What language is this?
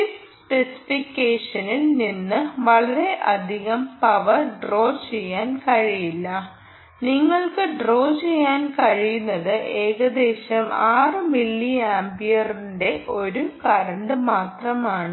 Malayalam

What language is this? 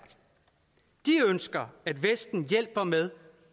Danish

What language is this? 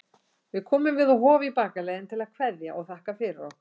Icelandic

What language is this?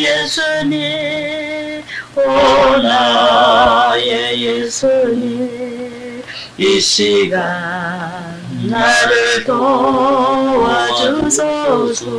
Korean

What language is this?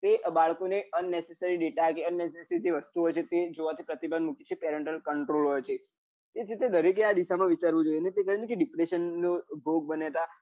Gujarati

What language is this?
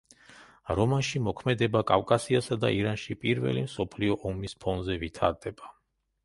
Georgian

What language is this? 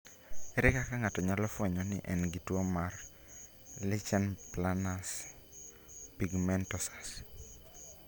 Luo (Kenya and Tanzania)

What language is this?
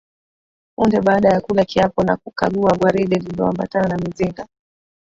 Swahili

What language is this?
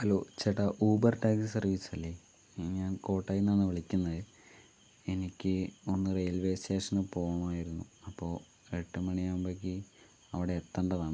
Malayalam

